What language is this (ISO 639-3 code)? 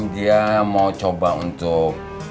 ind